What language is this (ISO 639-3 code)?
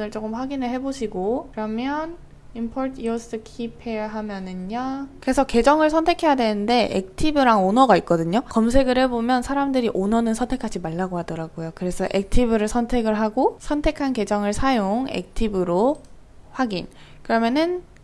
kor